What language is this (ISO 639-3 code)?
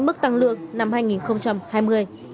vie